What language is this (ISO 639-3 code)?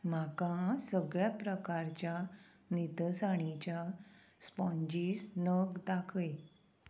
kok